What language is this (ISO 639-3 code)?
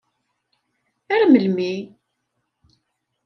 kab